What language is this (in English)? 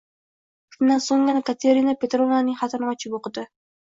Uzbek